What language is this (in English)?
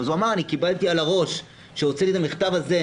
Hebrew